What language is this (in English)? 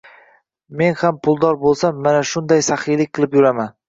Uzbek